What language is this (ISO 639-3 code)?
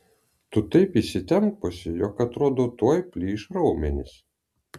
lit